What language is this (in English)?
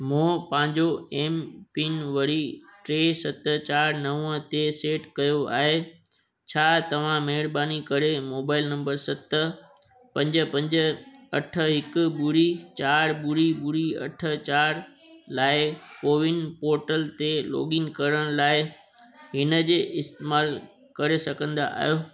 Sindhi